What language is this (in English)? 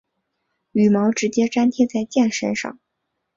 Chinese